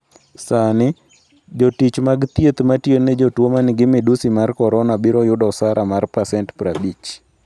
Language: Luo (Kenya and Tanzania)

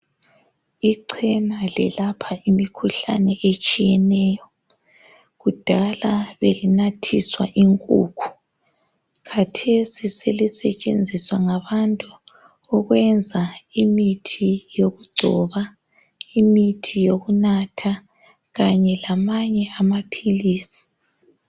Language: North Ndebele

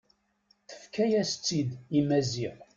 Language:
Kabyle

